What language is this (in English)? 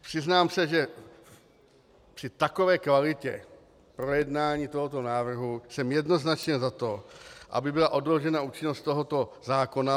Czech